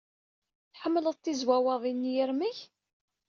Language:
Kabyle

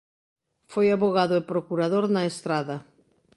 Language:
Galician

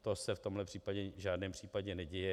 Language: Czech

